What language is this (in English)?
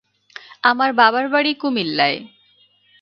Bangla